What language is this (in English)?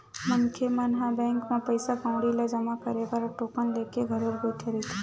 Chhattisgarhi